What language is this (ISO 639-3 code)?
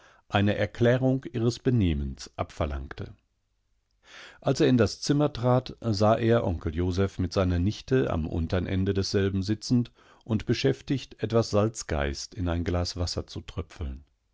deu